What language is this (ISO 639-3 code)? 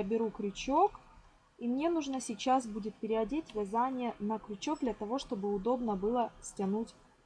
rus